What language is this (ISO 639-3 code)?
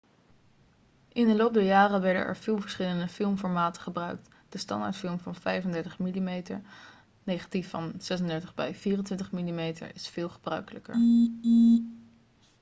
nld